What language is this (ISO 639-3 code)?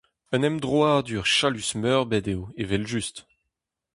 bre